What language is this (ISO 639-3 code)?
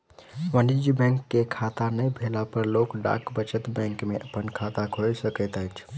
mai